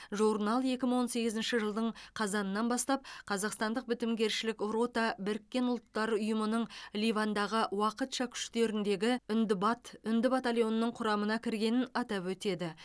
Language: Kazakh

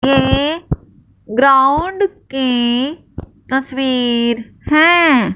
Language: Hindi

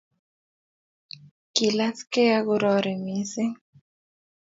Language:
Kalenjin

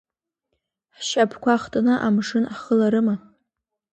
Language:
Abkhazian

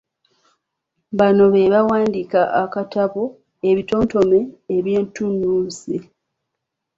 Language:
Ganda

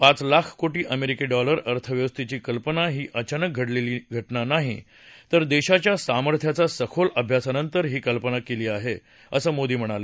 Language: Marathi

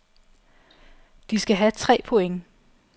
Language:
Danish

